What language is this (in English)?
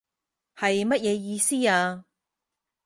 Cantonese